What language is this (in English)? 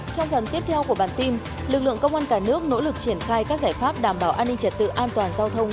Vietnamese